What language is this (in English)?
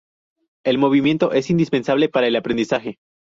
Spanish